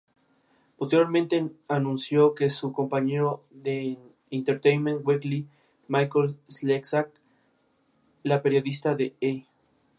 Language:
Spanish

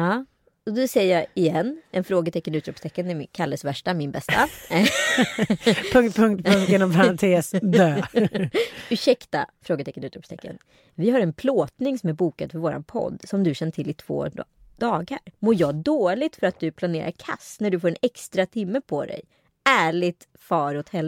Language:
Swedish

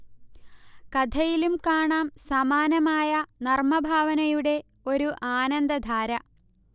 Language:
Malayalam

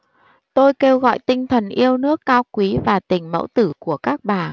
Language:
Vietnamese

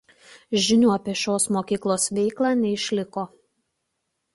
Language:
Lithuanian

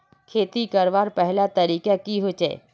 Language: Magahi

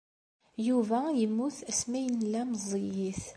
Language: Kabyle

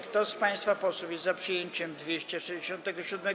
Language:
Polish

